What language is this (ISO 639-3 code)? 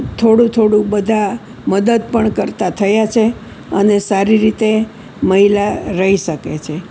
guj